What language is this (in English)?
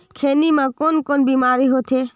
Chhattisgarhi